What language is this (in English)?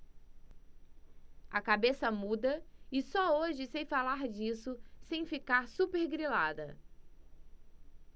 Portuguese